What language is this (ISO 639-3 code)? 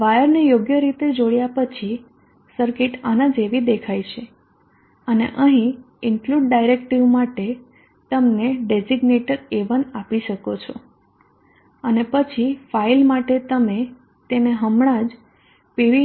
guj